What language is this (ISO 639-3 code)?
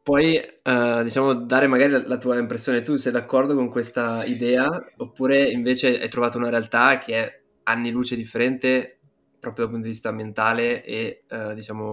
ita